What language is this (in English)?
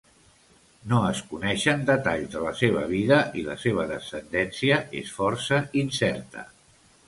Catalan